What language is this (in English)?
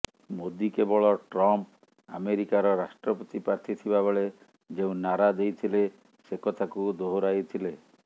Odia